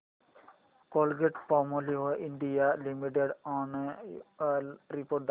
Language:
Marathi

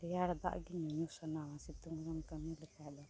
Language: Santali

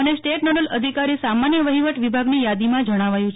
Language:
Gujarati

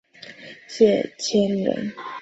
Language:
Chinese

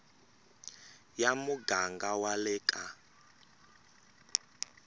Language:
Tsonga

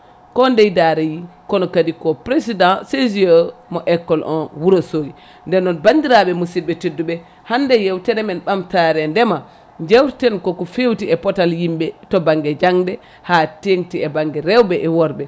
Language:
Fula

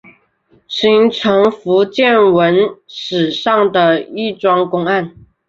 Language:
Chinese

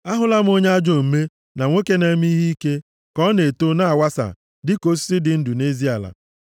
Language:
Igbo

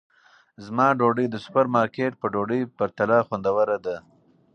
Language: Pashto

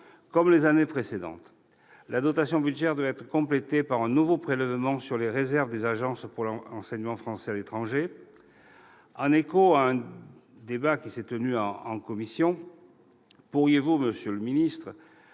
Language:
French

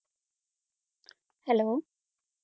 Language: Punjabi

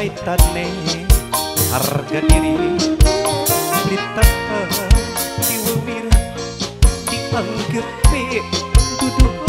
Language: Indonesian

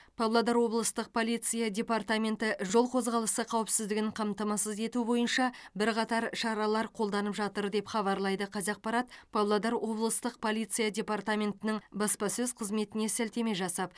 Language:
Kazakh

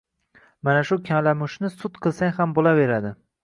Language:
Uzbek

